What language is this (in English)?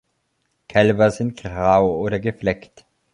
German